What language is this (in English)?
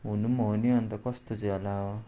Nepali